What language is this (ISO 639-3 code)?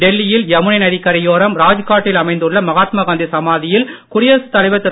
tam